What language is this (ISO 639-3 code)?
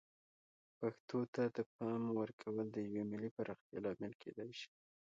pus